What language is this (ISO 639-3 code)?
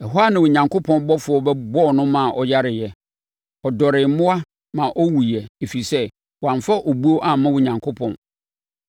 aka